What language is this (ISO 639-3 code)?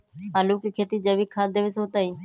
mag